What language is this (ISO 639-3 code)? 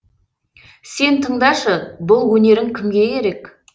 kaz